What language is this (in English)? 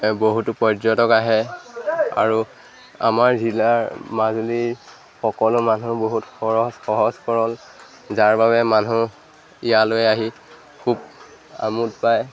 Assamese